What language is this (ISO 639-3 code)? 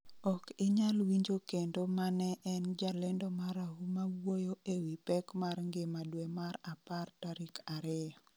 luo